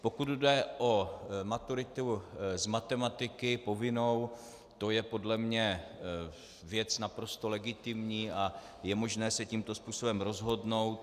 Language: Czech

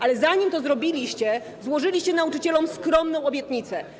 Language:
Polish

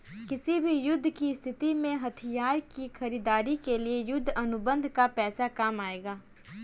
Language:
Hindi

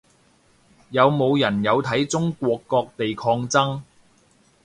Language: Cantonese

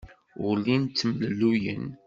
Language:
Kabyle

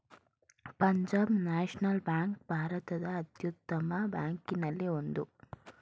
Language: Kannada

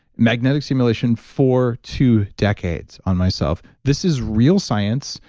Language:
English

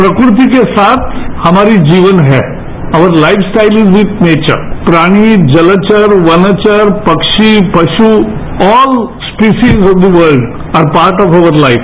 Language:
Hindi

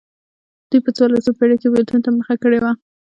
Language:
Pashto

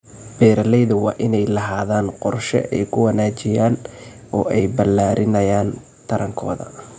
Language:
Somali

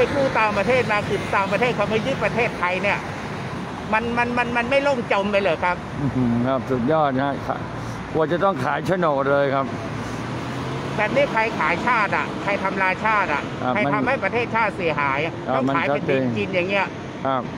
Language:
Thai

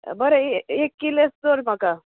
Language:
Konkani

